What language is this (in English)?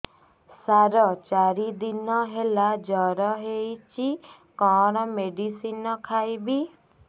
Odia